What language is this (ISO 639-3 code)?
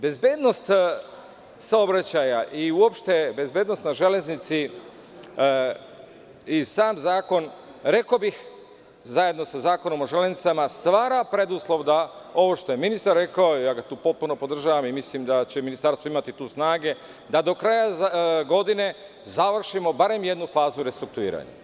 srp